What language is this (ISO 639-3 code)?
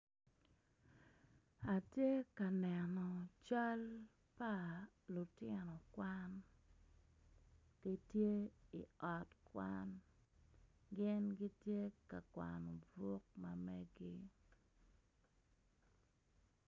ach